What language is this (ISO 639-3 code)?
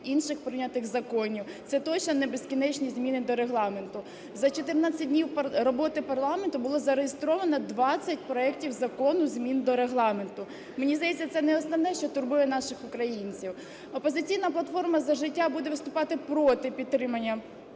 ukr